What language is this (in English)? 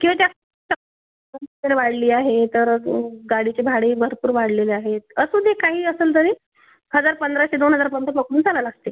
Marathi